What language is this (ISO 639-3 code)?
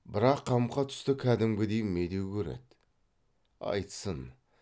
kaz